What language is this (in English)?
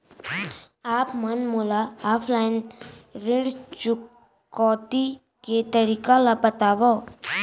Chhattisgarhi